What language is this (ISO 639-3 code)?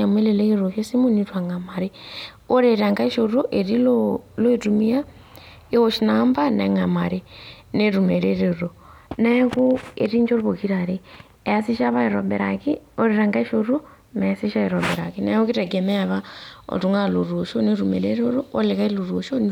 mas